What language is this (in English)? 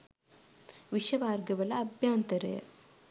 Sinhala